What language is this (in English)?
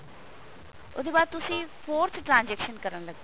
Punjabi